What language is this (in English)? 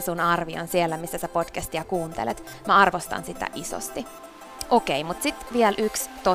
Finnish